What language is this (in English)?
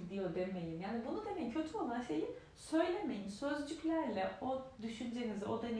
Turkish